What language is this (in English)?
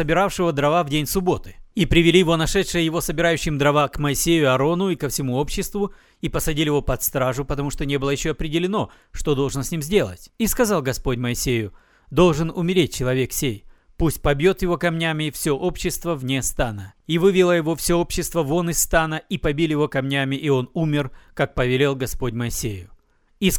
Russian